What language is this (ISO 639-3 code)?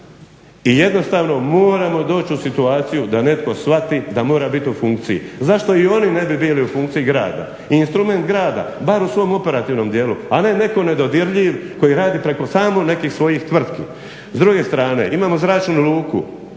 hrv